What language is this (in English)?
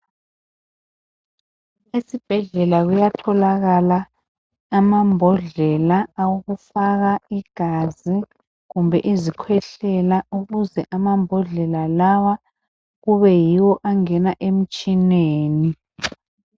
North Ndebele